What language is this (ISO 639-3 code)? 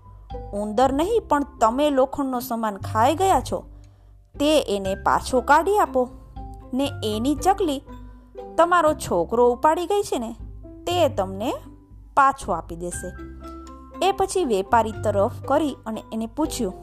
guj